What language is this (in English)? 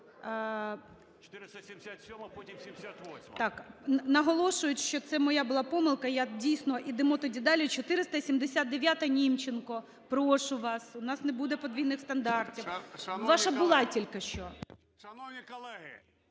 Ukrainian